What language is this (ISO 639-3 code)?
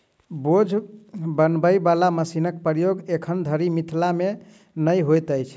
mai